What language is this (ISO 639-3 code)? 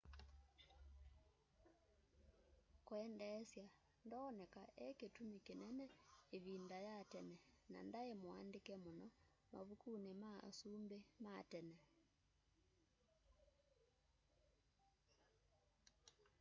kam